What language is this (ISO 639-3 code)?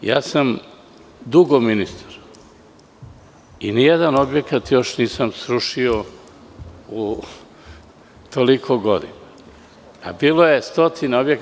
srp